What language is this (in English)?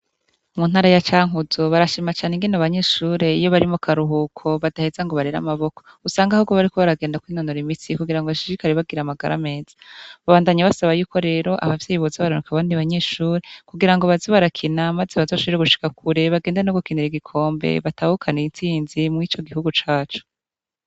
Rundi